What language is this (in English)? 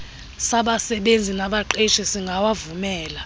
Xhosa